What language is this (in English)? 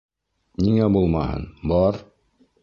Bashkir